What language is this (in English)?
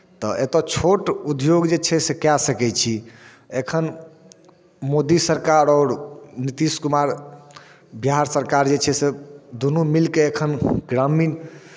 Maithili